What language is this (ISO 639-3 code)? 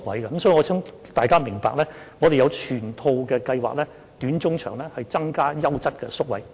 yue